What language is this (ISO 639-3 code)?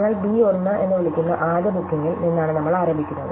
mal